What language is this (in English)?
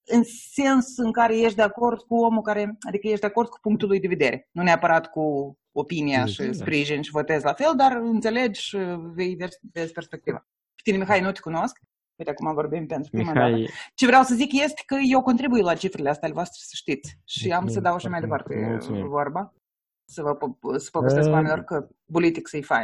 Romanian